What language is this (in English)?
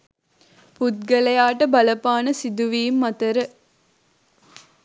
Sinhala